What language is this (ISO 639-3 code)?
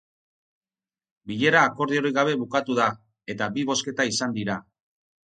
eus